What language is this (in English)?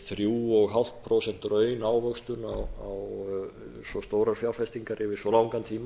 Icelandic